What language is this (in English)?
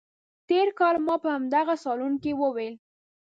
Pashto